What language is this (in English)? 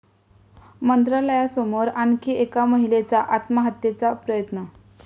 Marathi